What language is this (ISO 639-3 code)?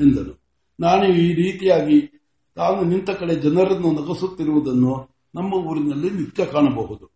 kan